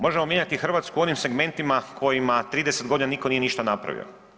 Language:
Croatian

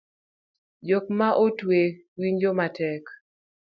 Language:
Luo (Kenya and Tanzania)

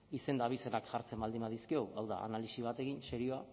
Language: Basque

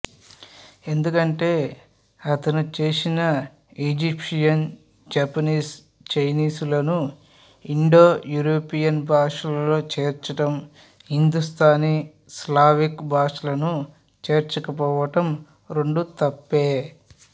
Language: Telugu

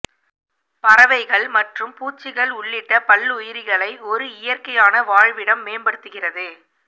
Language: Tamil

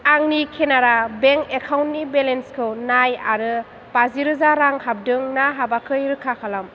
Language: Bodo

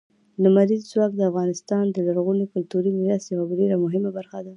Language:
Pashto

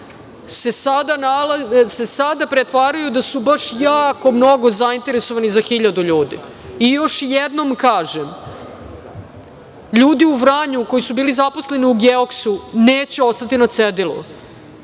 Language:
Serbian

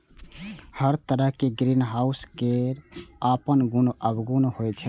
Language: Maithili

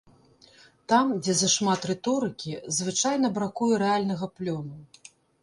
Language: Belarusian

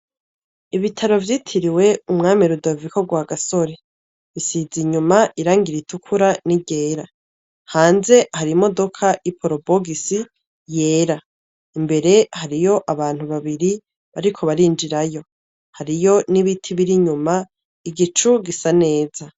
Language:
Rundi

